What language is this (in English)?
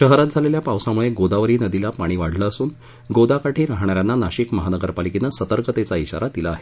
Marathi